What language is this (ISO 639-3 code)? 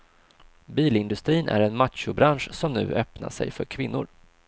swe